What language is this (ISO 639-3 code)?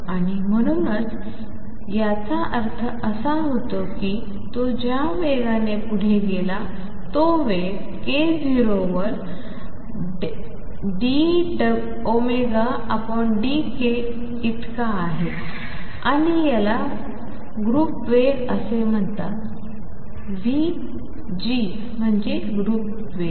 mar